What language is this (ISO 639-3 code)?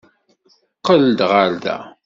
kab